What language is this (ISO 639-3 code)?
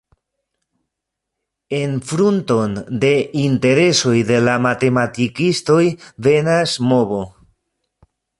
epo